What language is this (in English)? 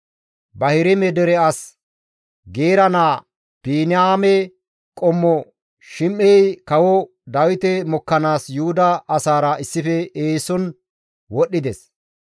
Gamo